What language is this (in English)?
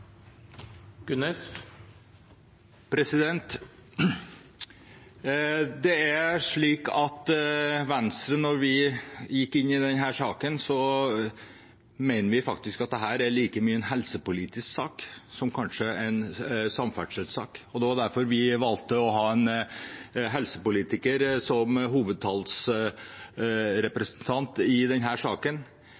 Norwegian Bokmål